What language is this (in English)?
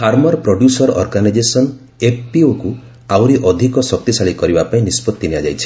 Odia